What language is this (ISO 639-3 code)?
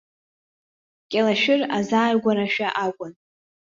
abk